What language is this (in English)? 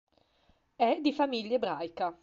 Italian